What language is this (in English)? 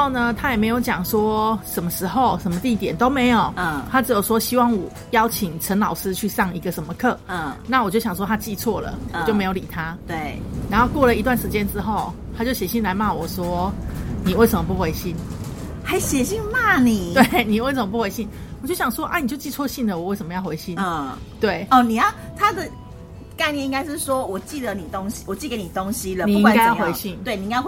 Chinese